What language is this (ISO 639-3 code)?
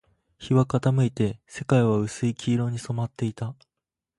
jpn